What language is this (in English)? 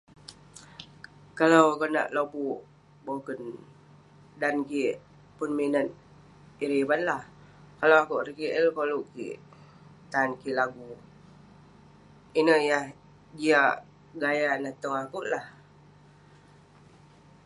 Western Penan